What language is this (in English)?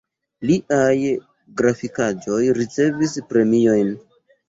Esperanto